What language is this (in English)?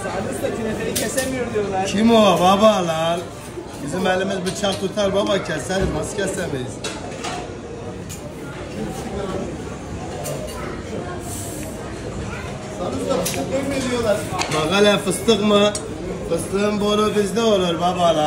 Turkish